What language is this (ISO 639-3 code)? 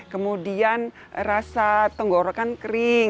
ind